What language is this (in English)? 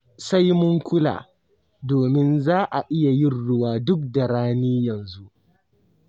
Hausa